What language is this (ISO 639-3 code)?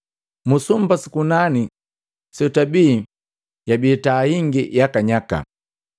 mgv